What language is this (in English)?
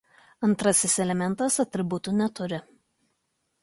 Lithuanian